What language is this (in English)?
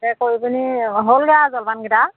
Assamese